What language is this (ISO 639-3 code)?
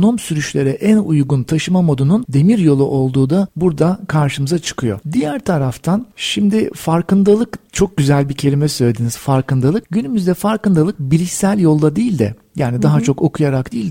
tur